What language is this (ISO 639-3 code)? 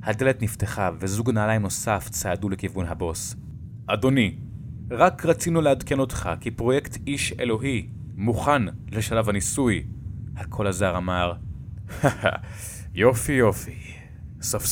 heb